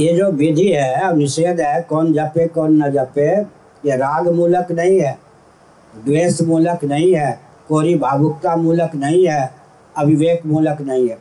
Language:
Hindi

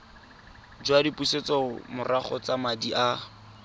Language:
Tswana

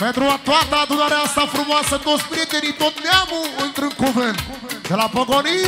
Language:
Romanian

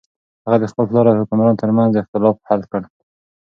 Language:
Pashto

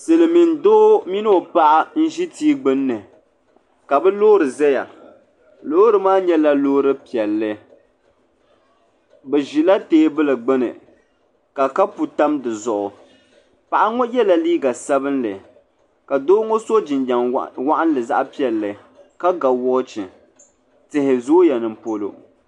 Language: Dagbani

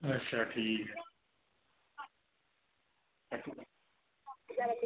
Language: Dogri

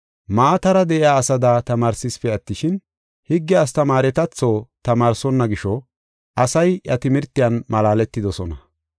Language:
Gofa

